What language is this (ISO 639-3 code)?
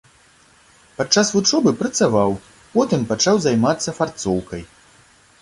bel